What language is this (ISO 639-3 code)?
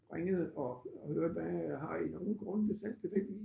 dan